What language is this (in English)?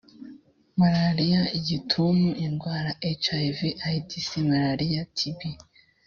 Kinyarwanda